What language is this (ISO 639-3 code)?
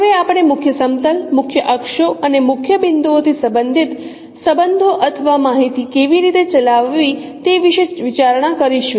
guj